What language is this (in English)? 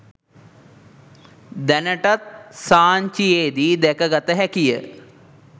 Sinhala